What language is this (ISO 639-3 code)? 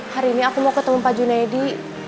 ind